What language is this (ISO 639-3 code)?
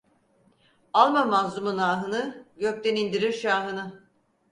tur